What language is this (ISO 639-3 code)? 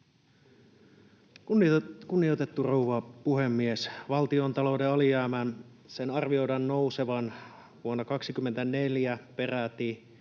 fin